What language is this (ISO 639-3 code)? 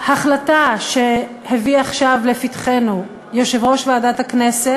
heb